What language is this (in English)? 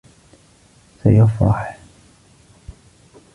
Arabic